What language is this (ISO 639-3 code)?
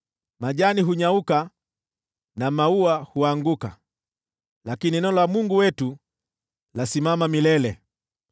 swa